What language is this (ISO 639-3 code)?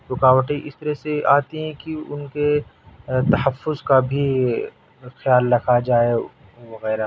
urd